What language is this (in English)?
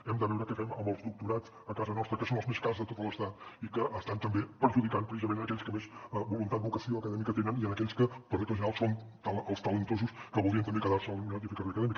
Catalan